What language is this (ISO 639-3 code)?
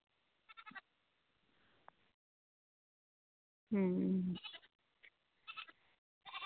sat